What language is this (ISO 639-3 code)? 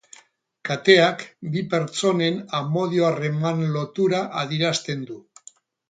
eus